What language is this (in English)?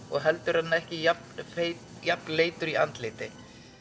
Icelandic